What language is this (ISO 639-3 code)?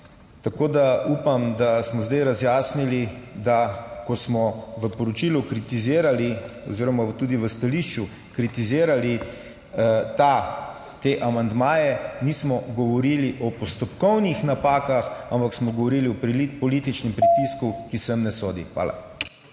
slv